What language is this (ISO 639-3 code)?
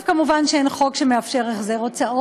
heb